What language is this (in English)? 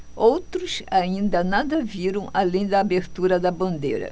Portuguese